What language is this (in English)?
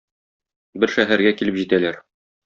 Tatar